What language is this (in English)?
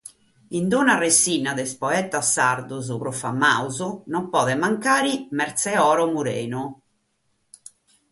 Sardinian